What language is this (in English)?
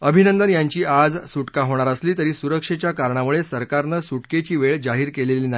Marathi